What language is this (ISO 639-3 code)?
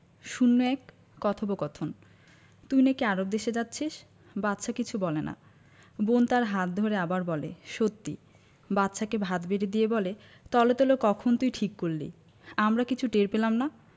ben